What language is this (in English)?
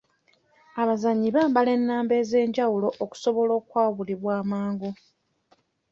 Ganda